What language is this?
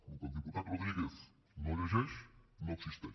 Catalan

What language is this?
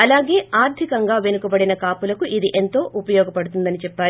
Telugu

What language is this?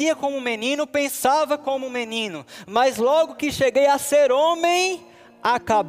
Portuguese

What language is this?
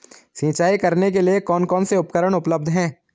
Hindi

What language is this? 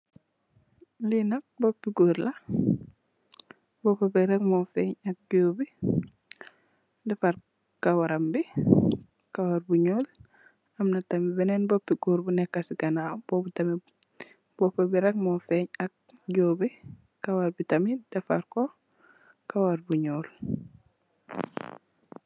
Wolof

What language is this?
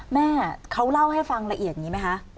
Thai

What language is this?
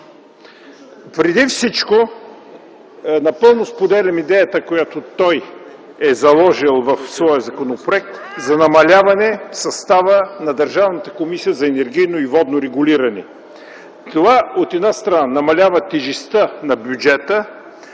Bulgarian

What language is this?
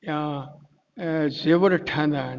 Sindhi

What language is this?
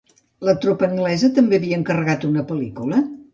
Catalan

